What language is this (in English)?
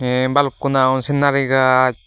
Chakma